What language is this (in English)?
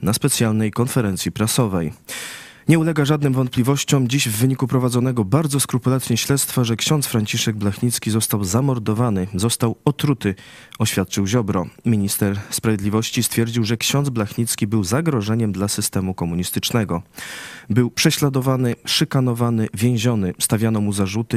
Polish